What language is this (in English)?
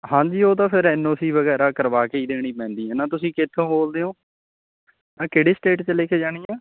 Punjabi